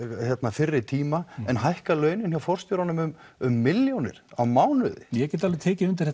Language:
Icelandic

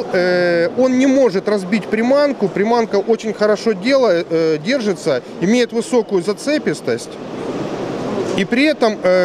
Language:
Russian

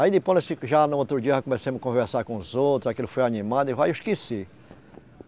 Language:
Portuguese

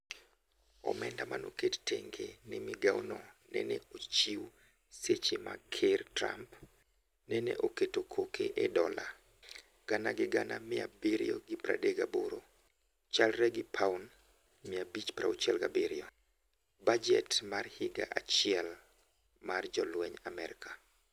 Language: Luo (Kenya and Tanzania)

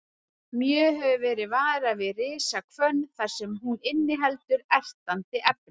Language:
Icelandic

